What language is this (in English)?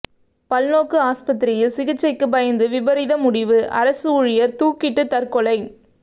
Tamil